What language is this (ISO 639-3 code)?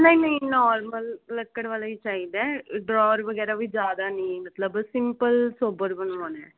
pan